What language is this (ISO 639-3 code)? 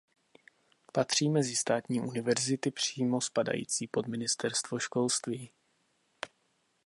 ces